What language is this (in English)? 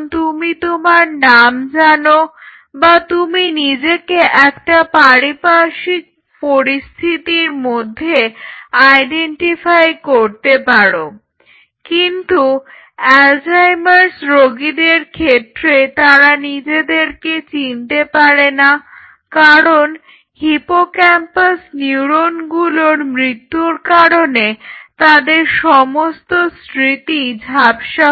Bangla